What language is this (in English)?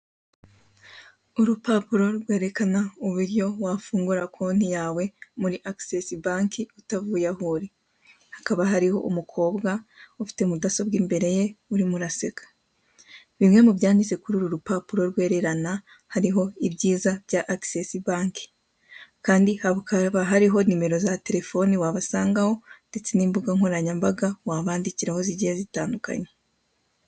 Kinyarwanda